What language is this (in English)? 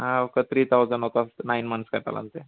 Telugu